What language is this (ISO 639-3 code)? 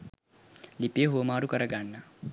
sin